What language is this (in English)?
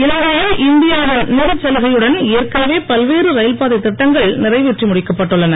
Tamil